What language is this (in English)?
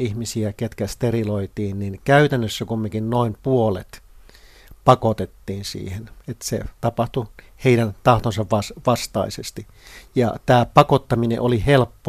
Finnish